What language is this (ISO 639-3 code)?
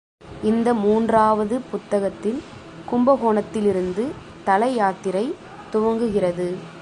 tam